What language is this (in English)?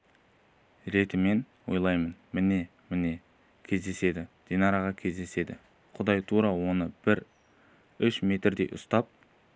Kazakh